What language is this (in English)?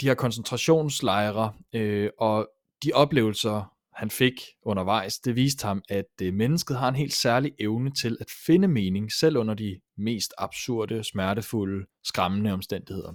Danish